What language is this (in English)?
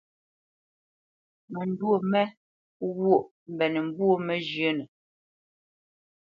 Bamenyam